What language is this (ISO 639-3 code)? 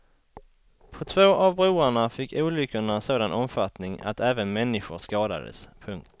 swe